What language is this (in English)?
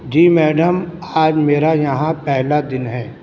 Urdu